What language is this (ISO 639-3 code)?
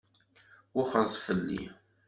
kab